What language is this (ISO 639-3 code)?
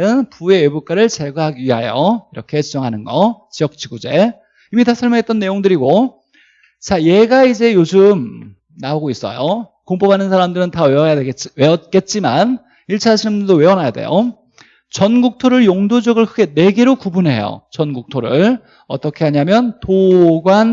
kor